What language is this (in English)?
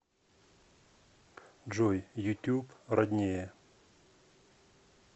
Russian